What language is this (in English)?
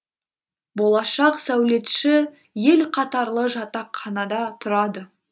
Kazakh